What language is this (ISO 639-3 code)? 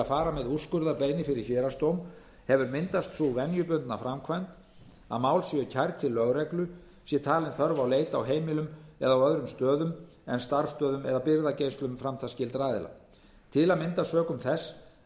isl